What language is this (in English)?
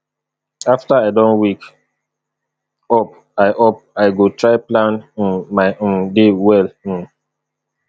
Nigerian Pidgin